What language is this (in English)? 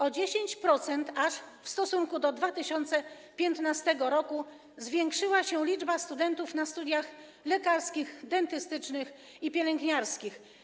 Polish